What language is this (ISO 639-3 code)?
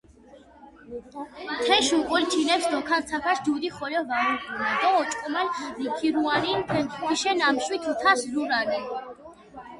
xmf